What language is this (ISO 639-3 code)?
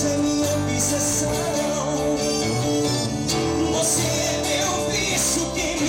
ara